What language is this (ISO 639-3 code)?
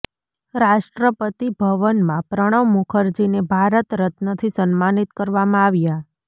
guj